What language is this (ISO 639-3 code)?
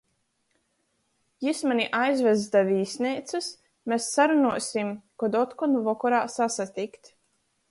ltg